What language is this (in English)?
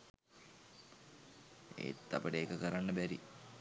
Sinhala